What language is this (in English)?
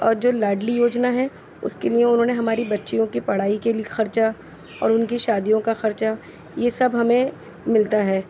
Urdu